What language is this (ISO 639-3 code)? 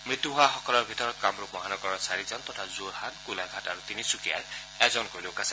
asm